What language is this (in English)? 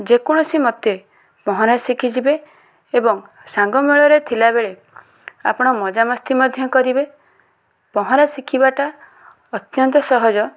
Odia